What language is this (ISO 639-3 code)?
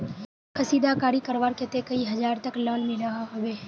mag